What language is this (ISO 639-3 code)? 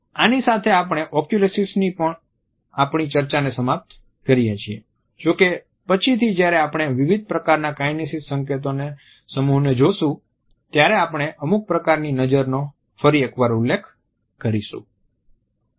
guj